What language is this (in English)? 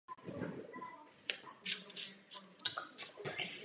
Czech